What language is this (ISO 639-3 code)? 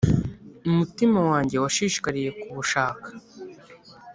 kin